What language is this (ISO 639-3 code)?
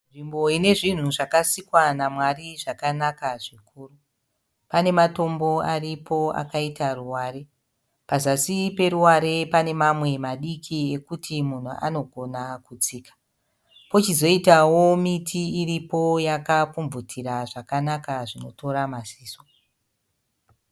sna